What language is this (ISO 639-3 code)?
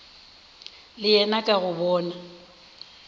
nso